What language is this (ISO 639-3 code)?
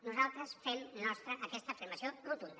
cat